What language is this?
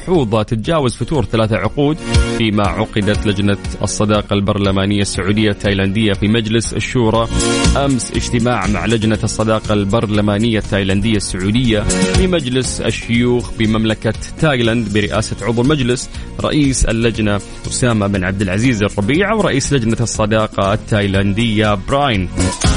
Arabic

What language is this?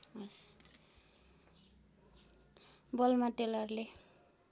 Nepali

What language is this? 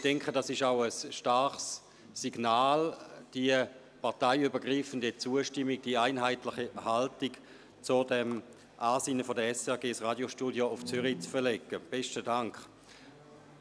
Swiss German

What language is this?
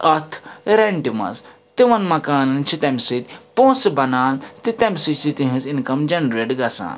Kashmiri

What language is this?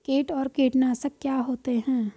Hindi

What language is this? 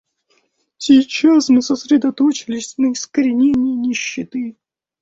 Russian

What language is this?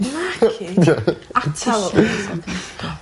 Welsh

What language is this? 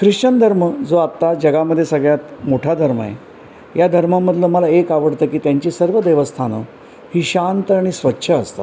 Marathi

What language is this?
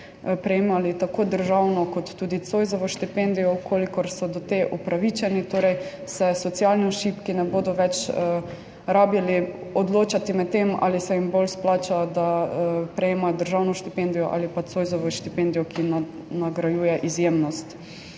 Slovenian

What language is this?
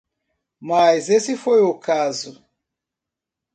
Portuguese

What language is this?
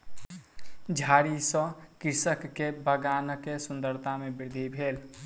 Maithili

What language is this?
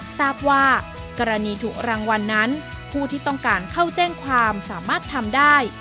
Thai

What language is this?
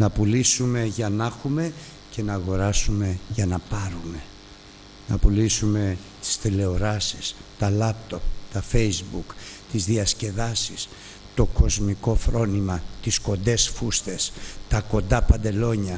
Greek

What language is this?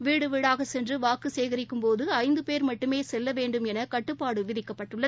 Tamil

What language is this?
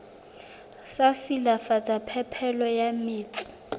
Southern Sotho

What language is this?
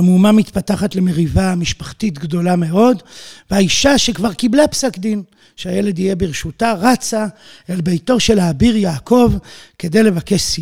Hebrew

